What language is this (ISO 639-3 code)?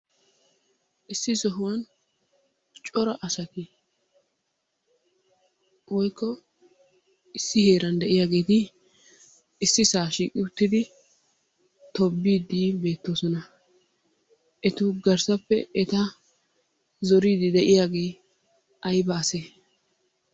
wal